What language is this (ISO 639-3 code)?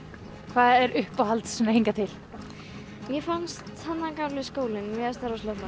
isl